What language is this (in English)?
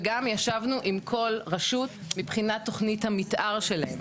Hebrew